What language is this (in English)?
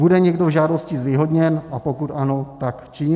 Czech